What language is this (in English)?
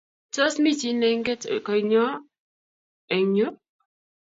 Kalenjin